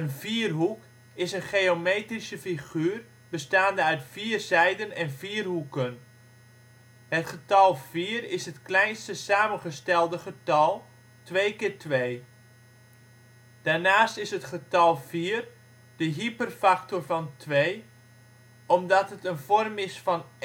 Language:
Dutch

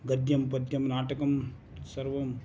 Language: Sanskrit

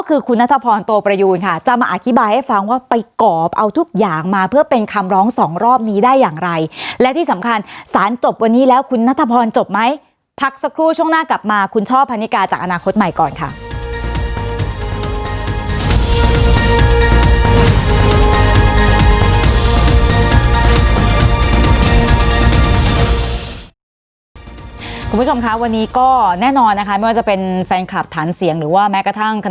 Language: Thai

